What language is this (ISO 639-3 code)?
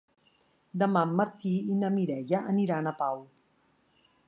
cat